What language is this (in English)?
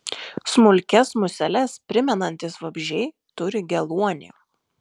Lithuanian